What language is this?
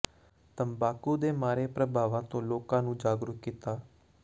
Punjabi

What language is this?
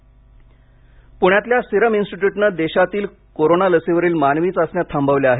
Marathi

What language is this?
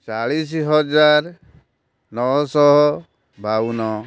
Odia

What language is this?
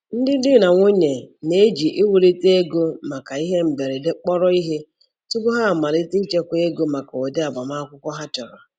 Igbo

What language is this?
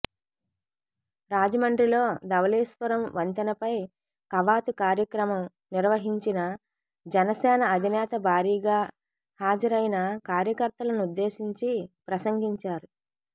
Telugu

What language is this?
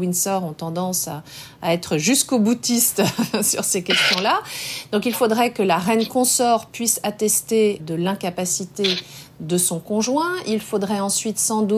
French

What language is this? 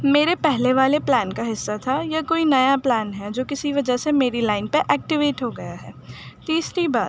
Urdu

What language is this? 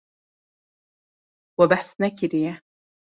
Kurdish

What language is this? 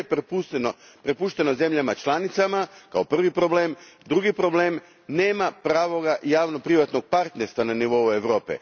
Croatian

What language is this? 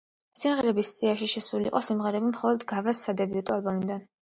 Georgian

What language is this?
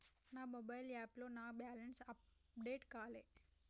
Telugu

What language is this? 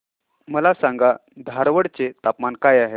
Marathi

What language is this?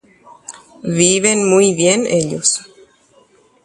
Guarani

